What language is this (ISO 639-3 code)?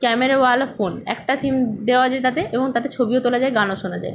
ben